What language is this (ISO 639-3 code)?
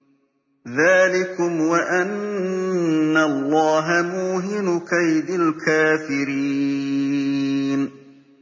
ara